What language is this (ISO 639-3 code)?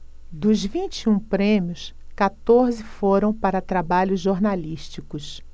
por